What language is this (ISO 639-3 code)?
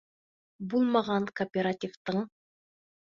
bak